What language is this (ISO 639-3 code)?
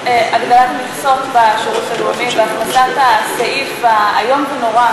heb